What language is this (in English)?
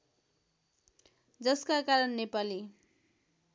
Nepali